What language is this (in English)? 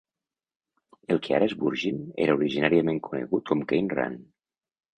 Catalan